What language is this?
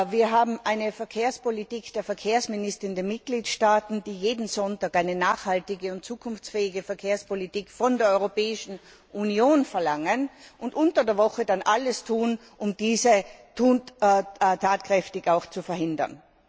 German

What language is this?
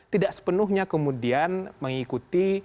Indonesian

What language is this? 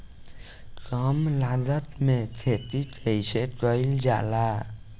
Bhojpuri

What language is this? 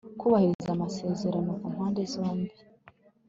Kinyarwanda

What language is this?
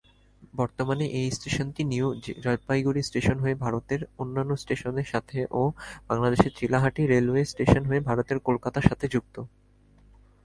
Bangla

